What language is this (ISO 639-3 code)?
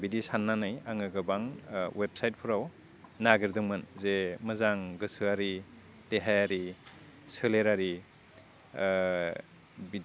brx